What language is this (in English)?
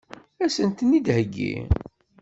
Kabyle